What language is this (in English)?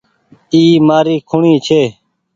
Goaria